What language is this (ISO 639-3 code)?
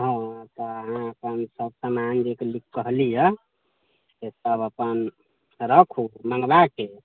mai